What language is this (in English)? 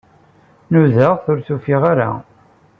Kabyle